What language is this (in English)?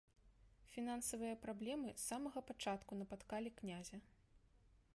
Belarusian